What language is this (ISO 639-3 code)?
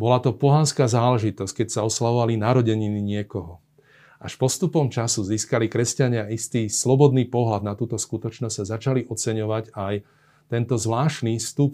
slk